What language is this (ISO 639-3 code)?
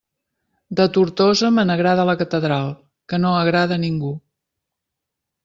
cat